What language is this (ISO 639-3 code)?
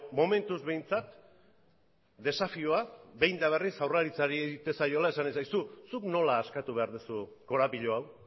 eus